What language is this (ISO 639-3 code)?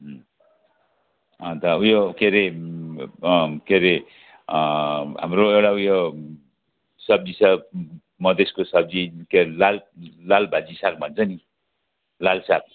nep